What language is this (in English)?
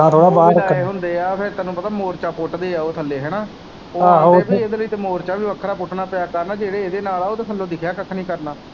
Punjabi